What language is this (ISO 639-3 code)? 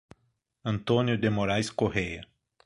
por